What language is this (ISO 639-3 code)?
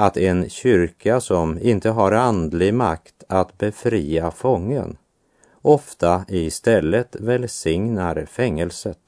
swe